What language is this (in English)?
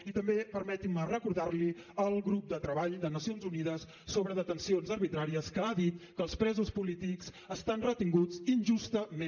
Catalan